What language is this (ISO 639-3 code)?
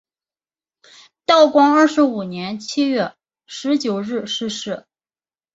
zho